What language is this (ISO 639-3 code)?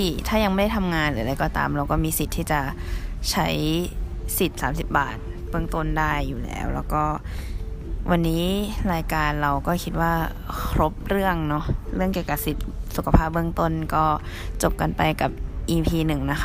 tha